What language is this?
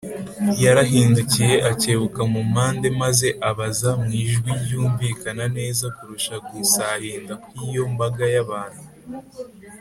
Kinyarwanda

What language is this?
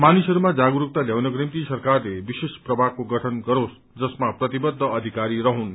Nepali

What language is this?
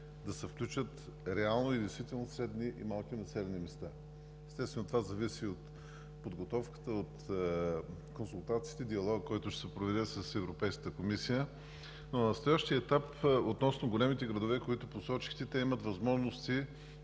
Bulgarian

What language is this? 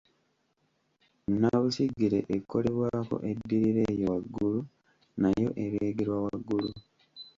Ganda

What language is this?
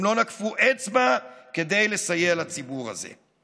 Hebrew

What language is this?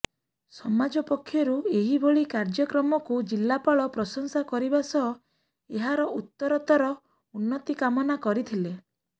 Odia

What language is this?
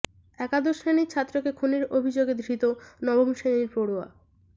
Bangla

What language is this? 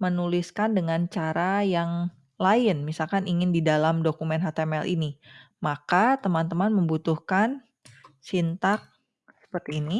Indonesian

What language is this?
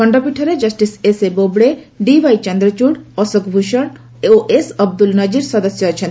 Odia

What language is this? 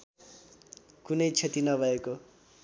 Nepali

